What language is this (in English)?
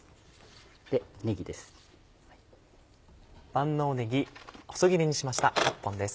Japanese